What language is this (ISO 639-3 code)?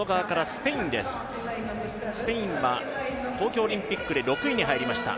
jpn